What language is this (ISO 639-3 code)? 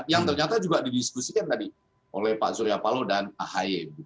ind